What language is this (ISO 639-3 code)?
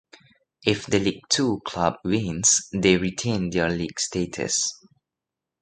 eng